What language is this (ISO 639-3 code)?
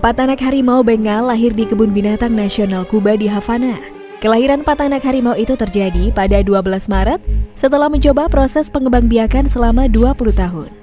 ind